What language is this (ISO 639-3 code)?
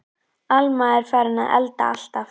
isl